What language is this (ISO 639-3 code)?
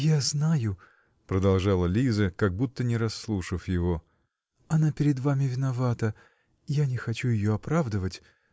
rus